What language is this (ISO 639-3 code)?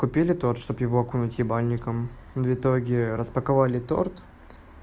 rus